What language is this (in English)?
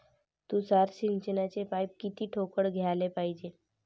Marathi